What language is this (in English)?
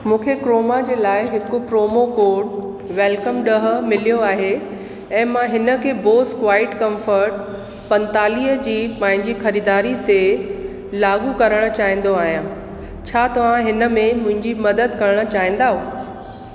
Sindhi